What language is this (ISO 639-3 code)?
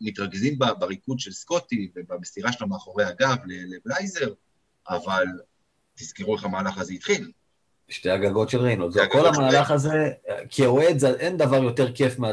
heb